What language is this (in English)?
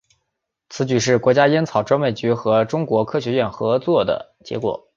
Chinese